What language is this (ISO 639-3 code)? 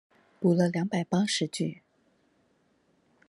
zho